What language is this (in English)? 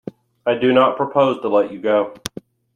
English